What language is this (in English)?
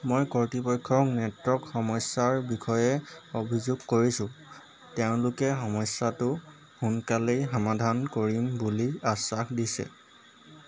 Assamese